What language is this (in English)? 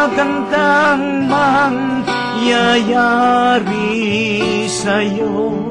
Filipino